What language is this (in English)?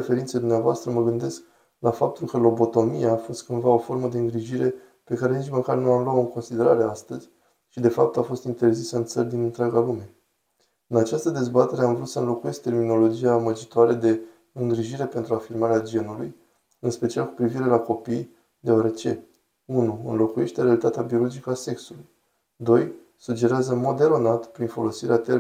Romanian